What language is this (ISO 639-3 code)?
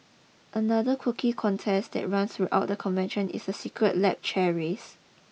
eng